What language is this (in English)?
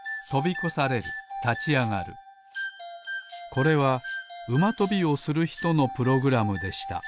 Japanese